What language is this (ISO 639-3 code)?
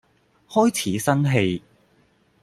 yue